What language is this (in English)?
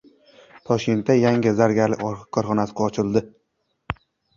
Uzbek